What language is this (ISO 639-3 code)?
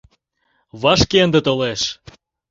chm